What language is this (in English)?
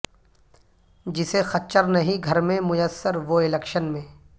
Urdu